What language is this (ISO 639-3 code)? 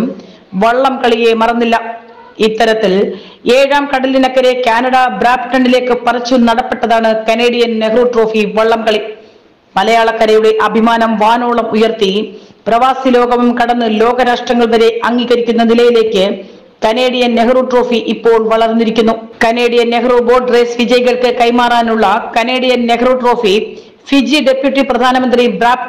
mal